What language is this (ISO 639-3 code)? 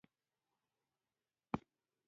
pus